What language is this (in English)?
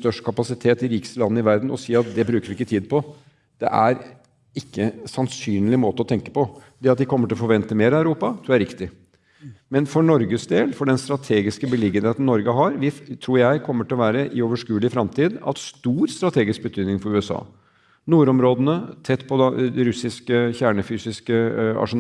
Norwegian